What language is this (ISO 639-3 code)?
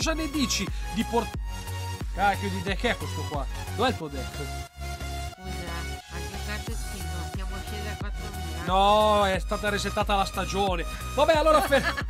ita